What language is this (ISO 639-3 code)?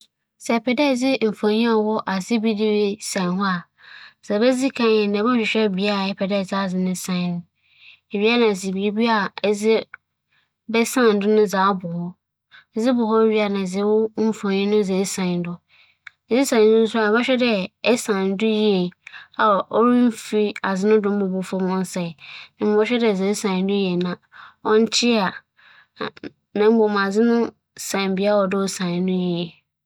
aka